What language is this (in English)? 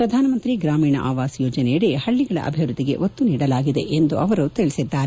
Kannada